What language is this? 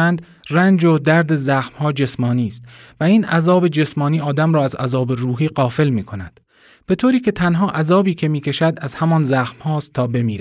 Persian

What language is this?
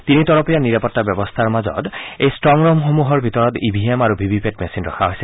Assamese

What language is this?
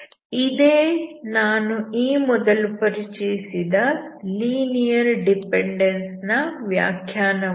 Kannada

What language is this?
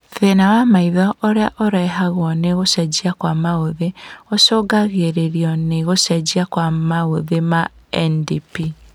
Kikuyu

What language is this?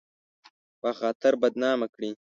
Pashto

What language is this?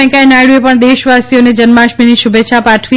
Gujarati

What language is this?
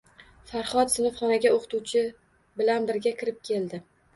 Uzbek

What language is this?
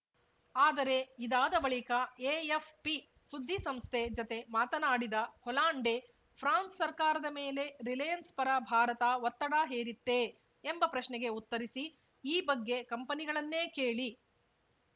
Kannada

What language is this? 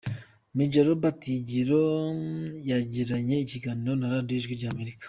Kinyarwanda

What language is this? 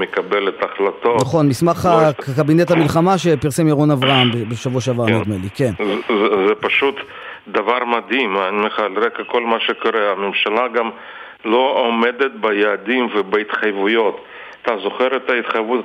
Hebrew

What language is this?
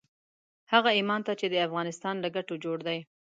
Pashto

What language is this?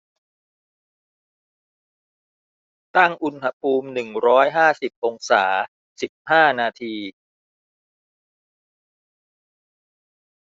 Thai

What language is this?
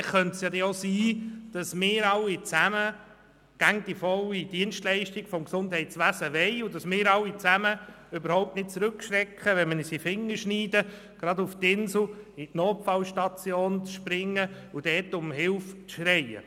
Swiss German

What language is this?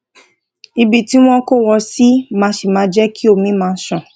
Yoruba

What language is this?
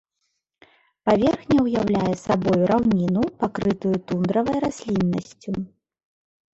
Belarusian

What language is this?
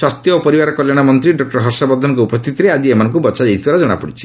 Odia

